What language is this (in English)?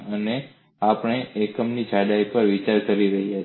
Gujarati